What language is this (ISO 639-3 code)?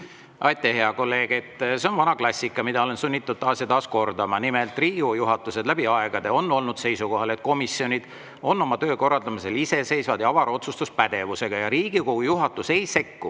est